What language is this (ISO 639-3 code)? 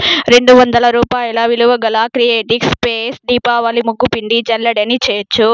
tel